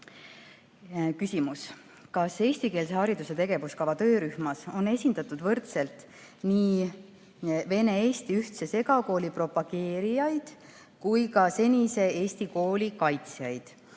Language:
Estonian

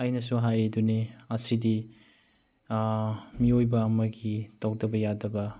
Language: Manipuri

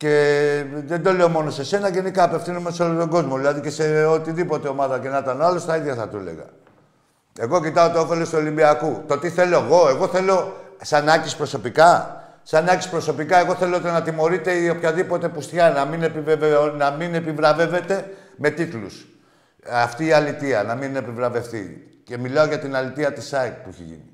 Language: Greek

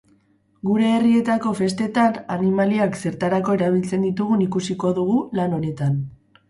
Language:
Basque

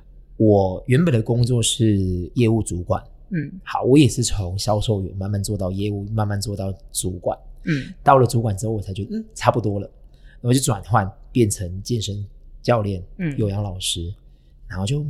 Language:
Chinese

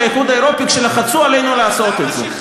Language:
Hebrew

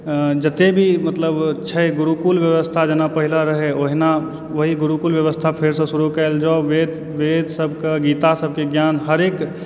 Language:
Maithili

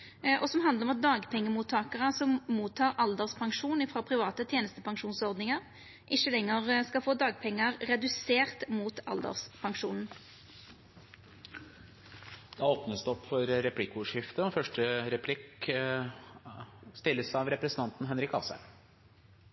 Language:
Norwegian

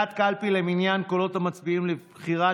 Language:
Hebrew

